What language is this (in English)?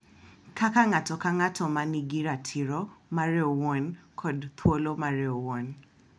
Luo (Kenya and Tanzania)